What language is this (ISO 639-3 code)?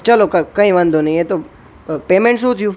guj